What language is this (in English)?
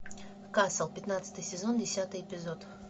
Russian